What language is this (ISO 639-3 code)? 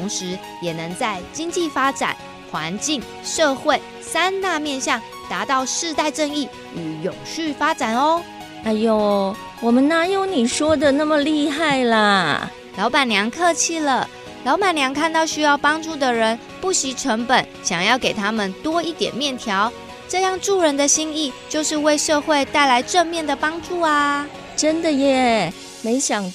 zho